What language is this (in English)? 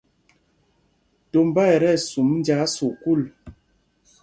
Mpumpong